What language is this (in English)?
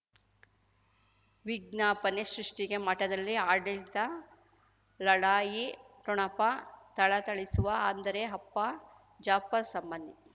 Kannada